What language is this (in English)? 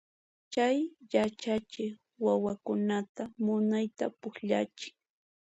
Puno Quechua